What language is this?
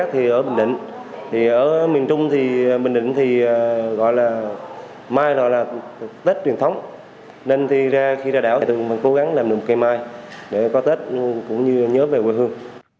Vietnamese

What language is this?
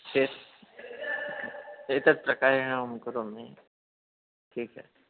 Sanskrit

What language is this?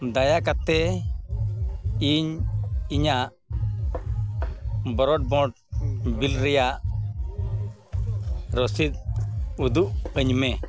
Santali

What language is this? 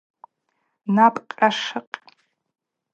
Abaza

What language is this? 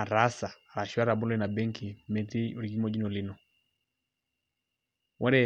Masai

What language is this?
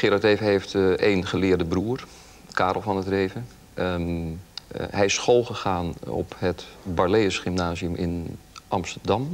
Dutch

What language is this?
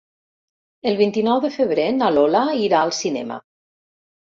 Catalan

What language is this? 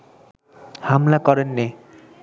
Bangla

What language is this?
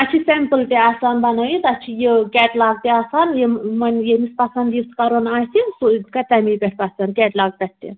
Kashmiri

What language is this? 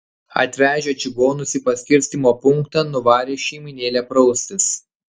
Lithuanian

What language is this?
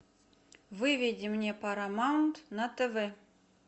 Russian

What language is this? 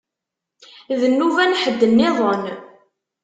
Kabyle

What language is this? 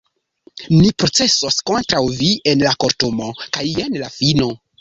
Esperanto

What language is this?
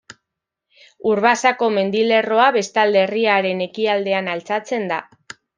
Basque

